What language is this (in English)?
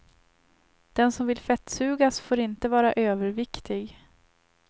Swedish